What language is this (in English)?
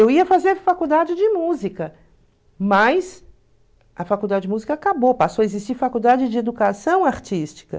Portuguese